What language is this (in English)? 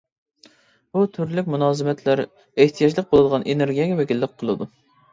Uyghur